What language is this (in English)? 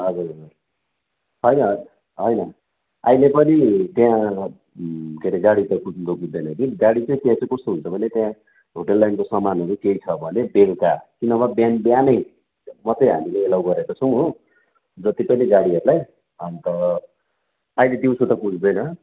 Nepali